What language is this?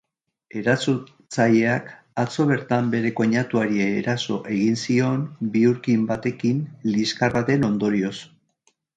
Basque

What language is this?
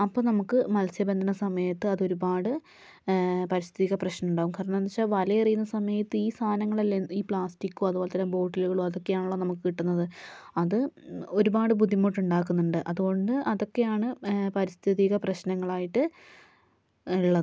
Malayalam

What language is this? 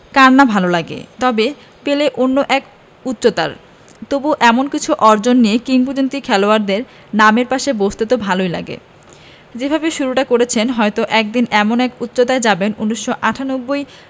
Bangla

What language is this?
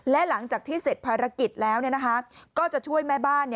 Thai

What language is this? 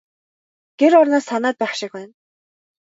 Mongolian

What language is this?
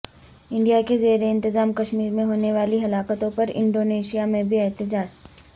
Urdu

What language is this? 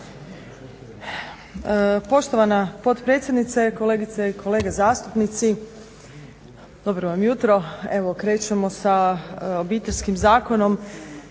Croatian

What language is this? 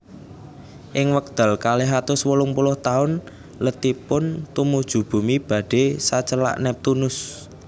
Javanese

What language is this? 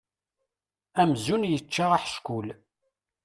Kabyle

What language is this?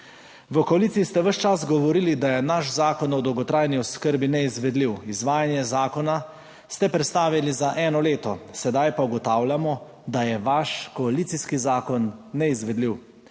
Slovenian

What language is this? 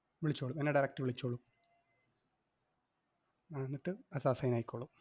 Malayalam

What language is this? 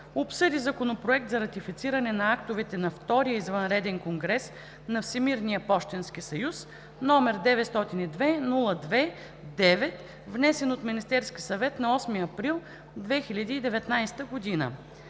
Bulgarian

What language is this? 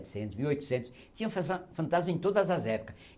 Portuguese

